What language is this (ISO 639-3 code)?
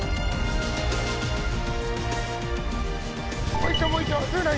jpn